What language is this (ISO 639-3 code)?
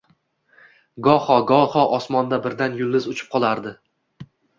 uzb